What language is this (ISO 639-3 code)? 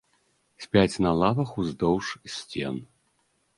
bel